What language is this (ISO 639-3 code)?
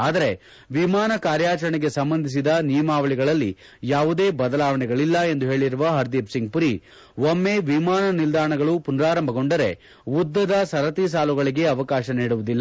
kan